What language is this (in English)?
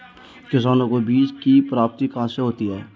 Hindi